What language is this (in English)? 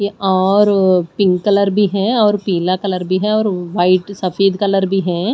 Hindi